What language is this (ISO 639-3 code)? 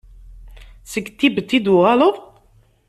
kab